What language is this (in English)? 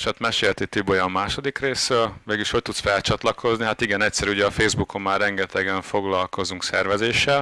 Hungarian